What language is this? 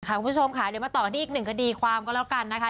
Thai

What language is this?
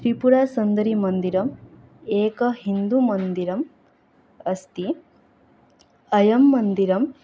Sanskrit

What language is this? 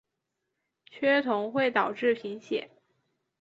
Chinese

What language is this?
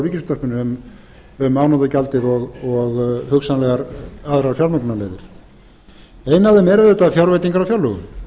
Icelandic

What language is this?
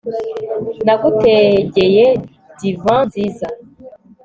Kinyarwanda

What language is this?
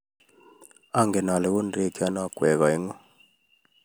Kalenjin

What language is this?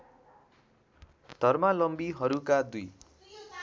Nepali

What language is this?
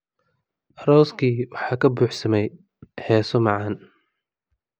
Somali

